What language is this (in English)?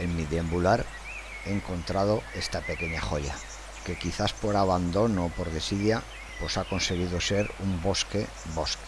Spanish